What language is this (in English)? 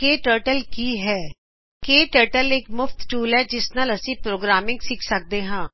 Punjabi